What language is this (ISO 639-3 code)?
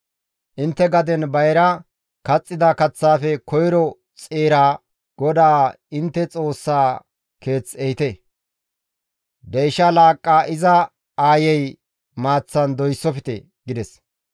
gmv